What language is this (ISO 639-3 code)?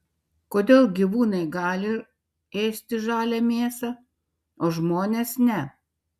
lit